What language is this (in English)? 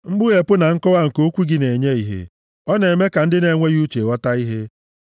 Igbo